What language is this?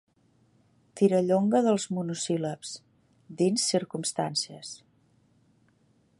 Catalan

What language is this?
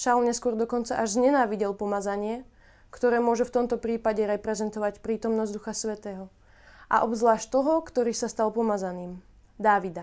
Slovak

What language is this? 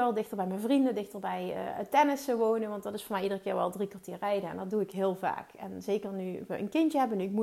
Dutch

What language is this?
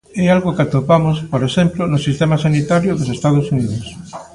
Galician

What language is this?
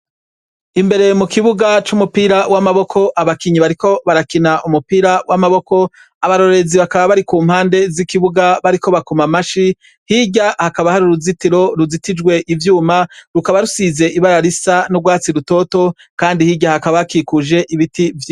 Rundi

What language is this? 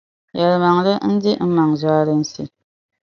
Dagbani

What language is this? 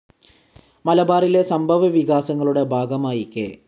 Malayalam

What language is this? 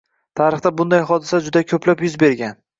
Uzbek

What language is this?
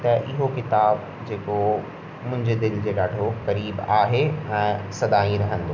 Sindhi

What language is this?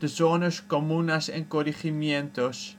Dutch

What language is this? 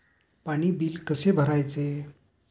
Marathi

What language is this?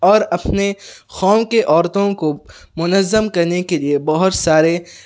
Urdu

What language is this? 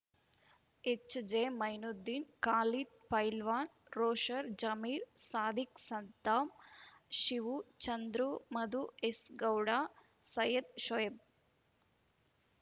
Kannada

